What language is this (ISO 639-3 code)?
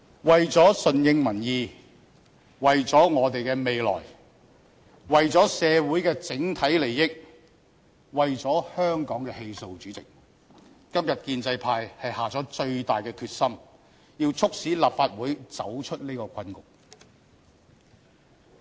yue